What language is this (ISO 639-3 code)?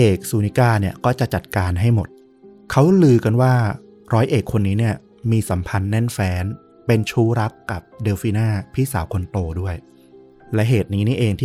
tha